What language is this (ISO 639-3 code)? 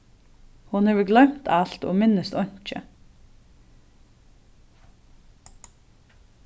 fao